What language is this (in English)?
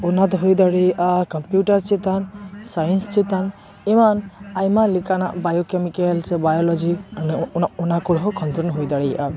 Santali